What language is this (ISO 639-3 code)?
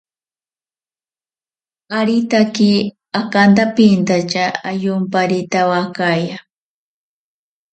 prq